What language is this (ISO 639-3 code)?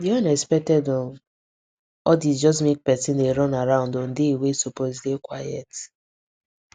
pcm